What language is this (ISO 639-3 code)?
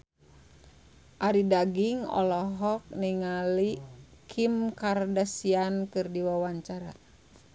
sun